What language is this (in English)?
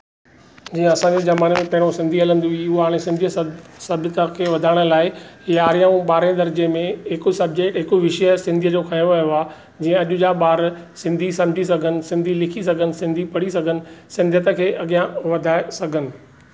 Sindhi